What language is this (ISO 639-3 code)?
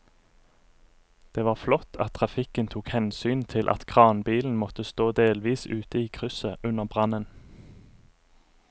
nor